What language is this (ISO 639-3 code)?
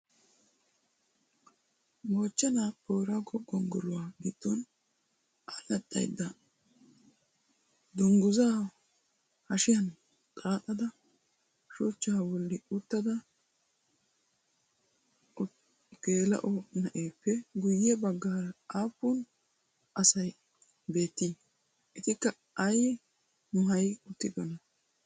wal